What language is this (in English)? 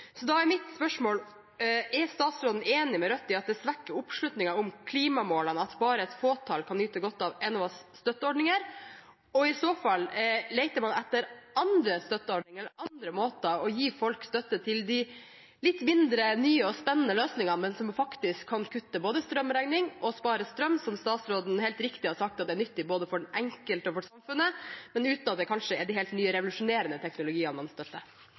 Norwegian Bokmål